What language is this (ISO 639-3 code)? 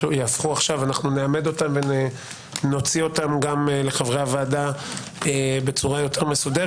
heb